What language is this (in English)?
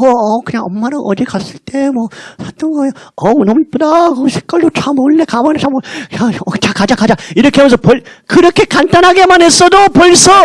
Korean